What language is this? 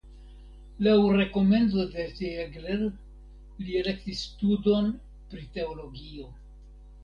Esperanto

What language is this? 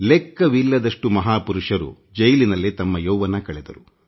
Kannada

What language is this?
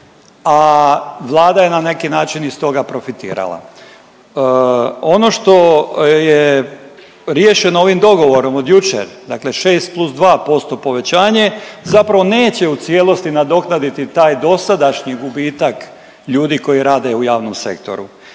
Croatian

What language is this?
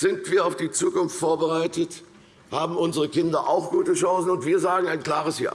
German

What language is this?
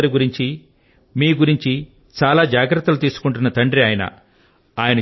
Telugu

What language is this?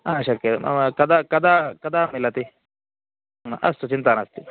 Sanskrit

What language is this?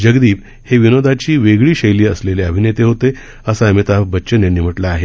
Marathi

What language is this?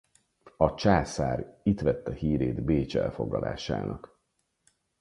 Hungarian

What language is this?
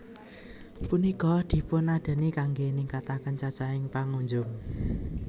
Javanese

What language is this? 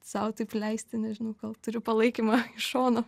Lithuanian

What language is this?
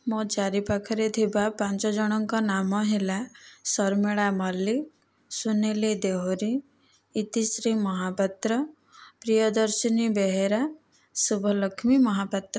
Odia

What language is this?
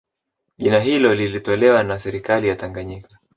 Swahili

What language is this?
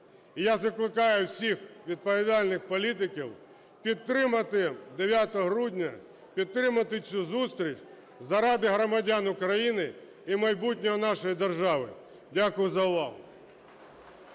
Ukrainian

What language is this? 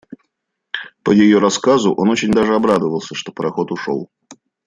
Russian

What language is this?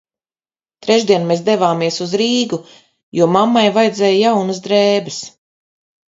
Latvian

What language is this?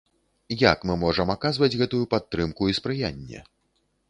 Belarusian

